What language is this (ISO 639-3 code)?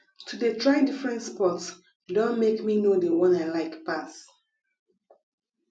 pcm